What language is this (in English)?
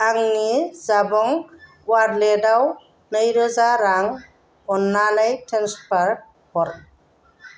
Bodo